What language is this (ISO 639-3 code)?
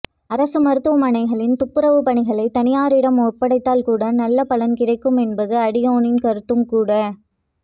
tam